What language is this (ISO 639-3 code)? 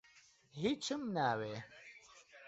ckb